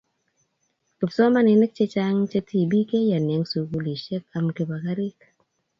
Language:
Kalenjin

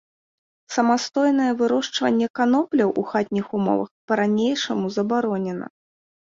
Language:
Belarusian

